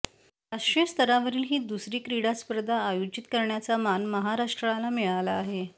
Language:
Marathi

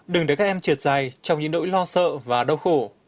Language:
Vietnamese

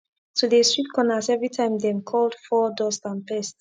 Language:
Nigerian Pidgin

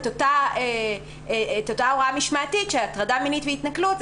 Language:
Hebrew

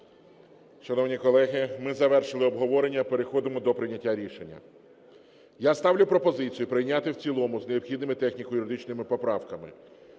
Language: Ukrainian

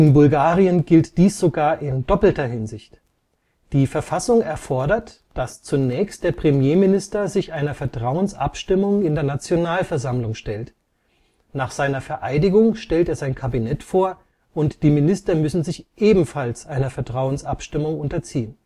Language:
German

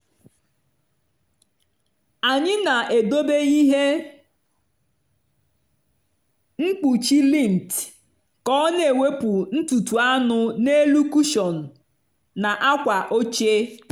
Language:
Igbo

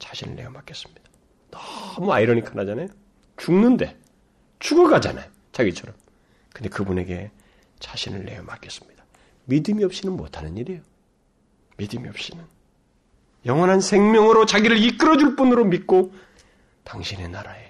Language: Korean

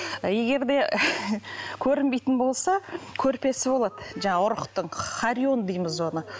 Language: Kazakh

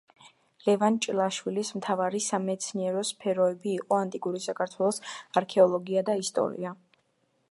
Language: Georgian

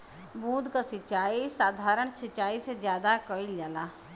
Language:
Bhojpuri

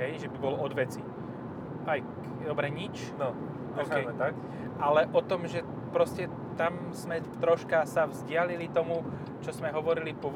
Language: Slovak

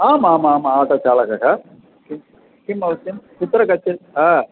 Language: Sanskrit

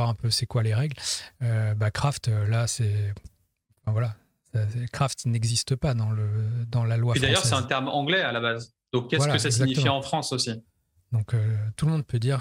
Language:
French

